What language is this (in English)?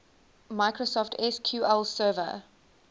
English